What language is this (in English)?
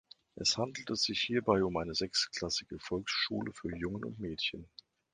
German